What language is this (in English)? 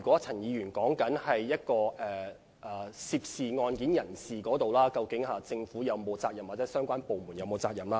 Cantonese